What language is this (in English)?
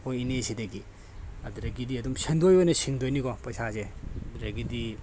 Manipuri